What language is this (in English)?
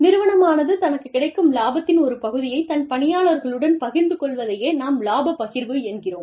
Tamil